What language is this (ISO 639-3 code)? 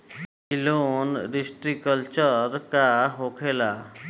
bho